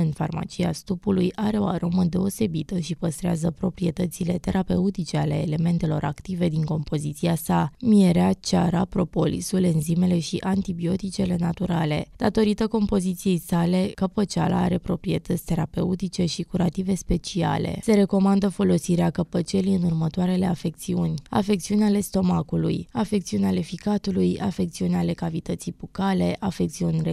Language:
Romanian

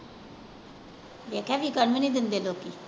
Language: Punjabi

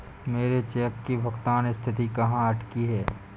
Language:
Hindi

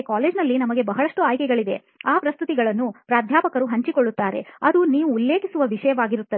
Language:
Kannada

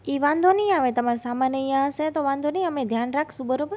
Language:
Gujarati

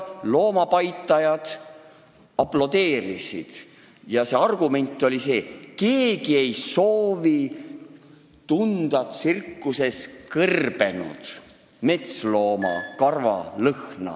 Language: Estonian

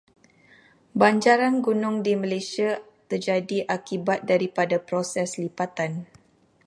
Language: Malay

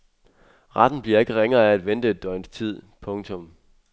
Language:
Danish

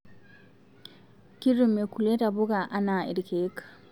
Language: Masai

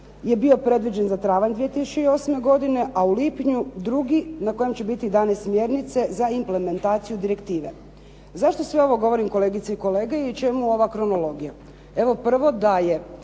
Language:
Croatian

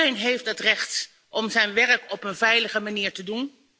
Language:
Dutch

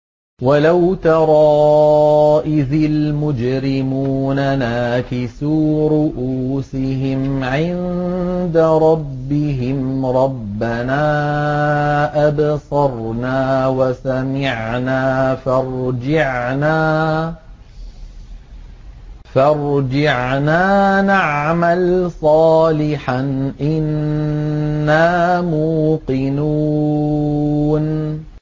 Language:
Arabic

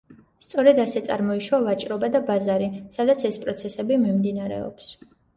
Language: Georgian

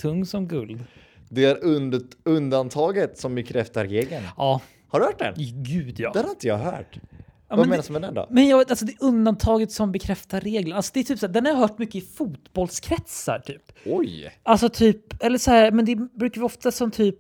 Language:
Swedish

